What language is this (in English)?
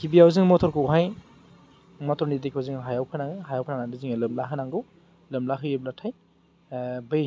Bodo